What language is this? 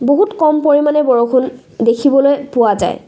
Assamese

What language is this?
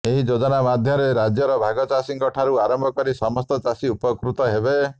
Odia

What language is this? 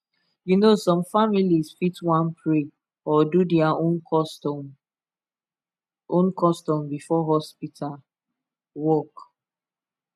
Nigerian Pidgin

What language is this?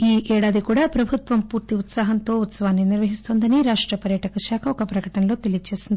Telugu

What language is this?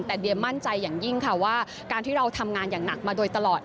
Thai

